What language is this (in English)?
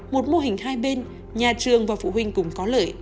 Vietnamese